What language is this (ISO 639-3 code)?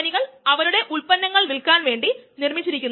mal